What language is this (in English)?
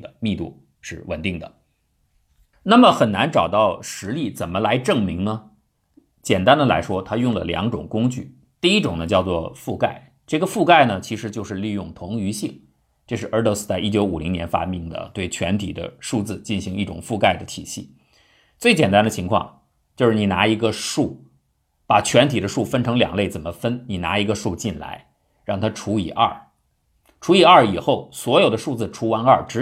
Chinese